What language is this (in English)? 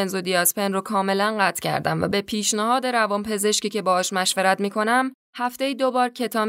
Persian